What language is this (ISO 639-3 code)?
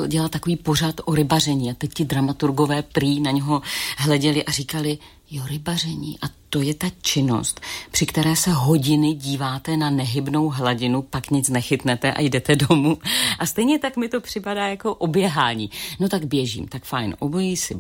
ces